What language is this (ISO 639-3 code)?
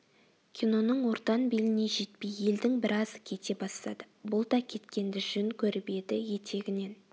kaz